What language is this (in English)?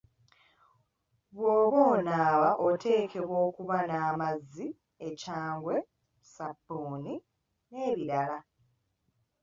Ganda